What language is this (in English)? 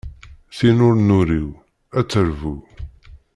Kabyle